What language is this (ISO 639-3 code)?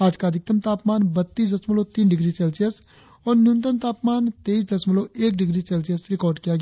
hin